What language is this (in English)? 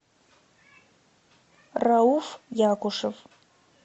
Russian